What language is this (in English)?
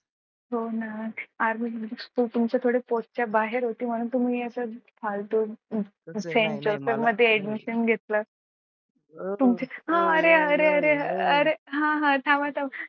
Marathi